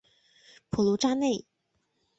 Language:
Chinese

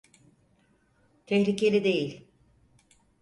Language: Turkish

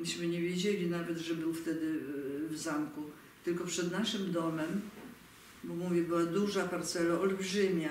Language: Polish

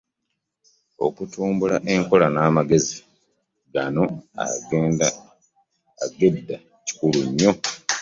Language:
Ganda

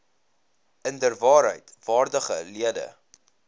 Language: Afrikaans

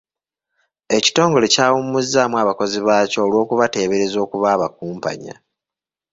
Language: Ganda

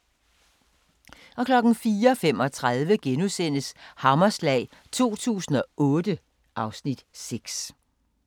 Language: Danish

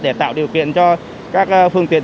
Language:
Vietnamese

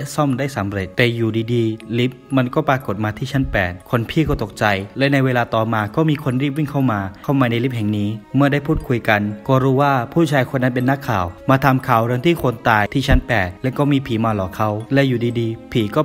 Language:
Thai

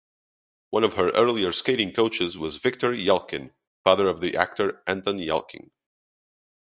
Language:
English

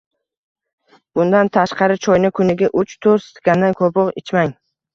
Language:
Uzbek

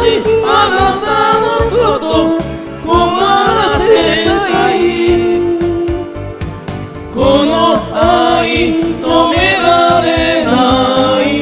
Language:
Romanian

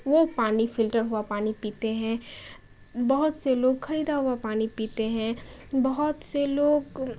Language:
Urdu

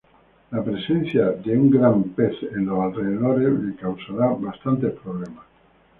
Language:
Spanish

